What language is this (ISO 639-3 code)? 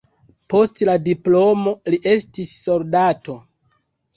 epo